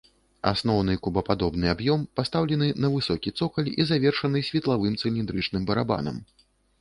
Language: Belarusian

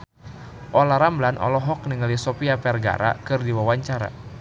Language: Sundanese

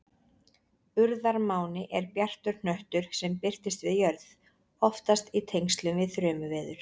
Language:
Icelandic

